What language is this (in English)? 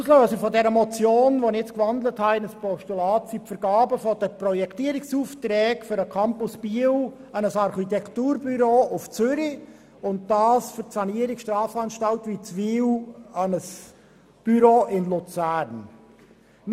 Swiss German